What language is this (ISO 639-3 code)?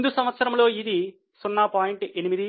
tel